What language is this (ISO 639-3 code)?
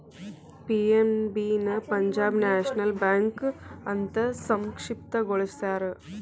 kan